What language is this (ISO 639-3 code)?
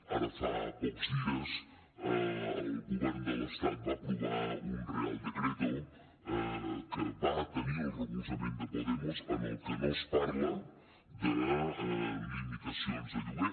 cat